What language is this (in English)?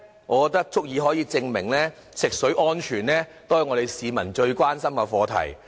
Cantonese